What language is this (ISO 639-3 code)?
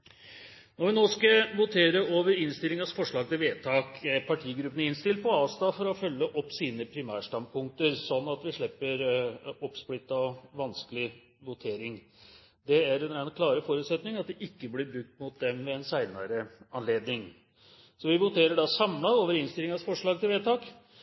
nob